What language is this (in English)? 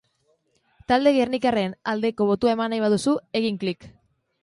Basque